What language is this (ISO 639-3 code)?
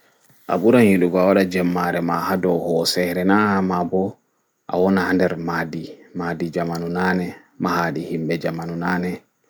ful